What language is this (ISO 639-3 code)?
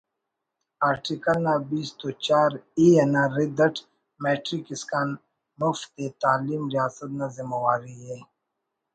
brh